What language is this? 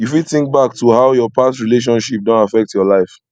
Nigerian Pidgin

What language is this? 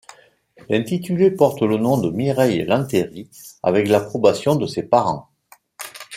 French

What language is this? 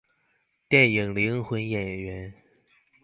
Chinese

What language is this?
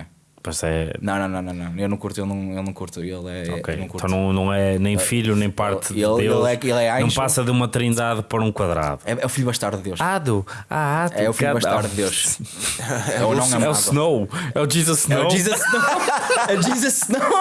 Portuguese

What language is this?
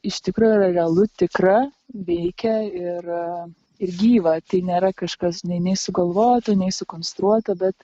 Lithuanian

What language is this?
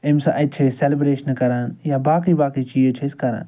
Kashmiri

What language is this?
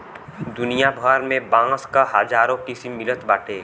Bhojpuri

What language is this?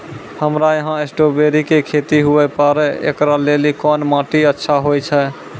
Maithili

